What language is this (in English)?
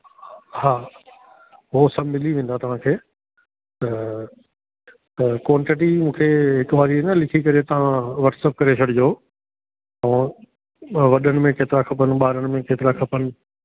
Sindhi